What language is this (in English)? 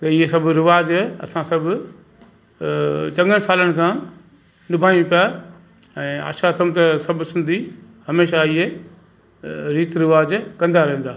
Sindhi